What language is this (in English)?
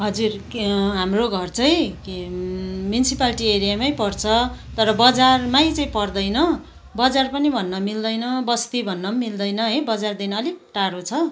Nepali